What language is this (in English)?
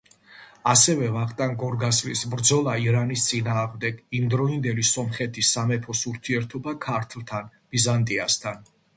Georgian